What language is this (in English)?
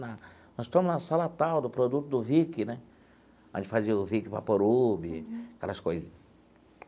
Portuguese